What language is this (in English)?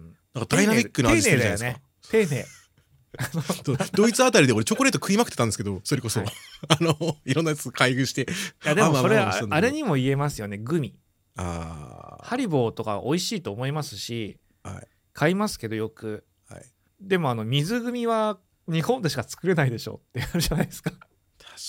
Japanese